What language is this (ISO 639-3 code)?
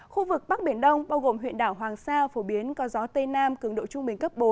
vie